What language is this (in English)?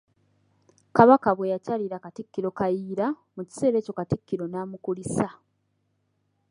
Ganda